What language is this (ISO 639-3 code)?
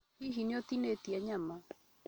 kik